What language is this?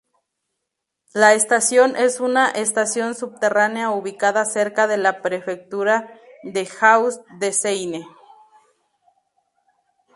Spanish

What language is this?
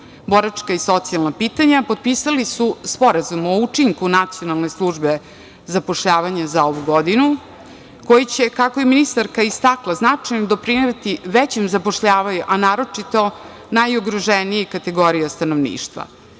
Serbian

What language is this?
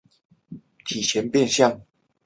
Chinese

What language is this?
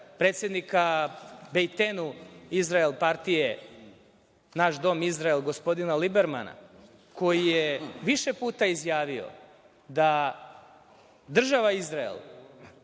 Serbian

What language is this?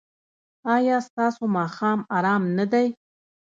Pashto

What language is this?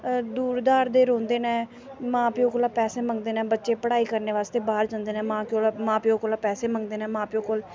Dogri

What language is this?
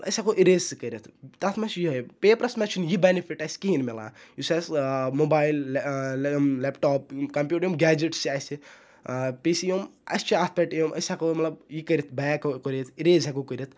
Kashmiri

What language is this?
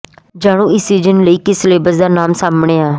Punjabi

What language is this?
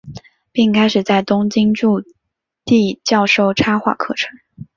Chinese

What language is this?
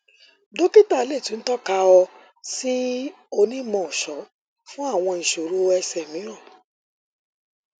Yoruba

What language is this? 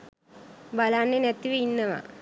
Sinhala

